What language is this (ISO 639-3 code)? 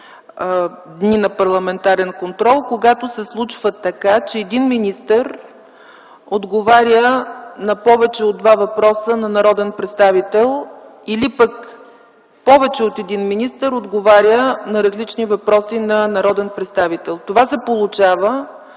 bul